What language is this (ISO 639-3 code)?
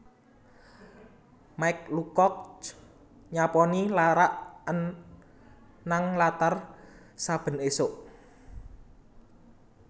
jav